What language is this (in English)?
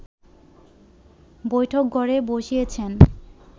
Bangla